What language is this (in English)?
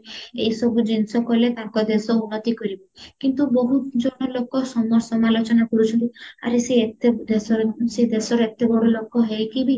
Odia